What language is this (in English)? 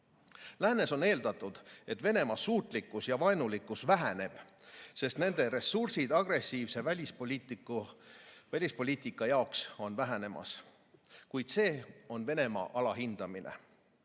Estonian